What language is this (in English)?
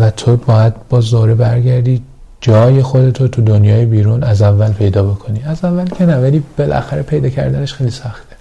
Persian